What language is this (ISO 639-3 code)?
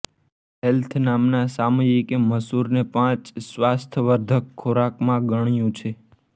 guj